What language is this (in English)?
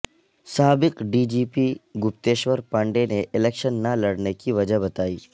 Urdu